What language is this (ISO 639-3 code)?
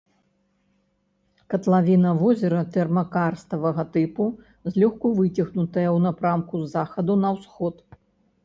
bel